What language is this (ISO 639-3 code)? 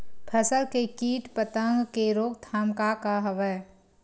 hne